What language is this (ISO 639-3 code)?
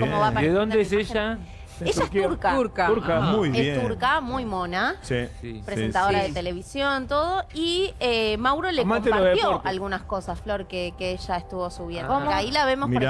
spa